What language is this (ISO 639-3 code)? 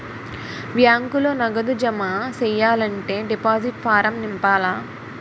tel